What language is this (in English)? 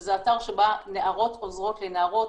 Hebrew